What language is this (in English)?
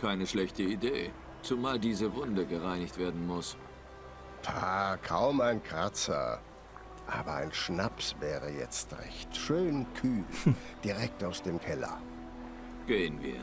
German